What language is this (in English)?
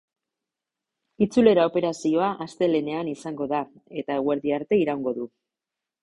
Basque